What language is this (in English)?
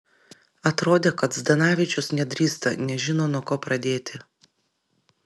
Lithuanian